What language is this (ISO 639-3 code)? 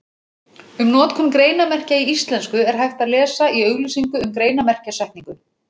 isl